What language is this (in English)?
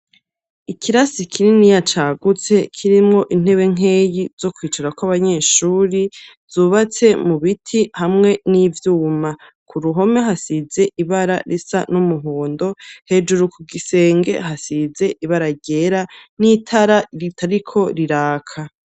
Rundi